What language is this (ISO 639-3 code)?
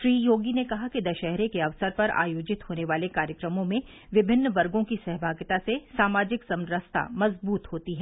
hin